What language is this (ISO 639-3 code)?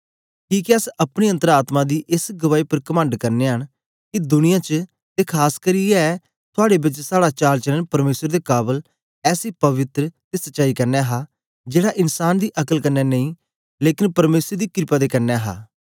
doi